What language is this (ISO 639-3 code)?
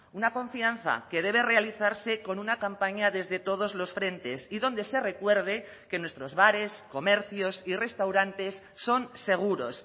spa